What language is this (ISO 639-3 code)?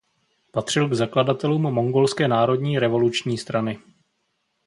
ces